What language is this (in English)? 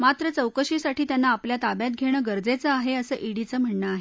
Marathi